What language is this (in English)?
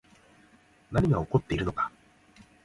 Japanese